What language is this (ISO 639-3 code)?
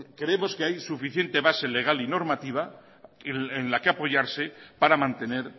spa